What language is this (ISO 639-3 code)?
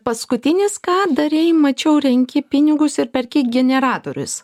lit